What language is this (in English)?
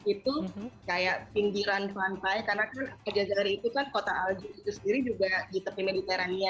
Indonesian